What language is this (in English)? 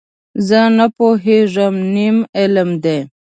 Pashto